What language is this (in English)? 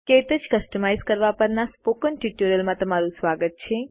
Gujarati